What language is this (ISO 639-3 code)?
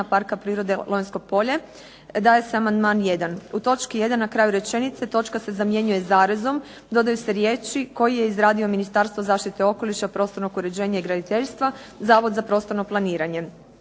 hrv